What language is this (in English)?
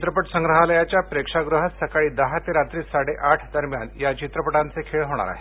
Marathi